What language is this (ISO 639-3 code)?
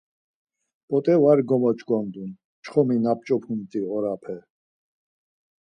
lzz